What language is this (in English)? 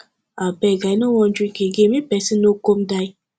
Nigerian Pidgin